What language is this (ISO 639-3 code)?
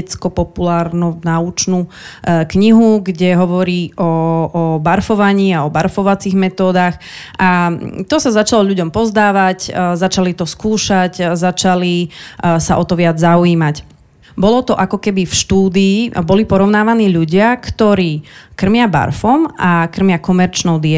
slk